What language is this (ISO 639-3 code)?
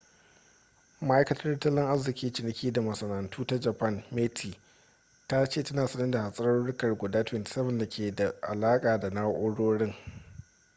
hau